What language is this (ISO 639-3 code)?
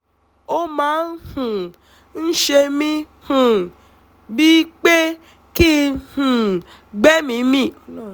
yor